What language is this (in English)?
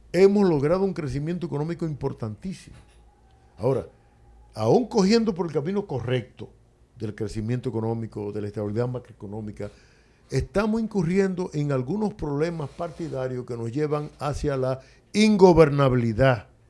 Spanish